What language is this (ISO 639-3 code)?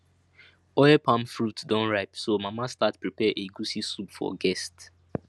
pcm